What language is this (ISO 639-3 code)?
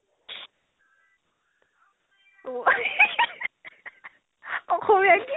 asm